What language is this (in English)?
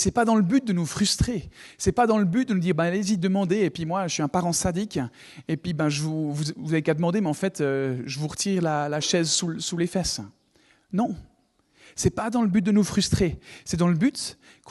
French